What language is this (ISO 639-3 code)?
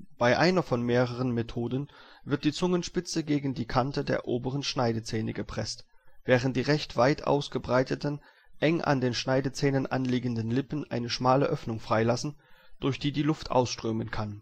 deu